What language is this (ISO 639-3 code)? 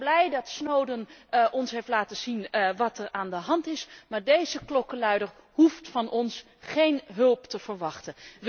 nld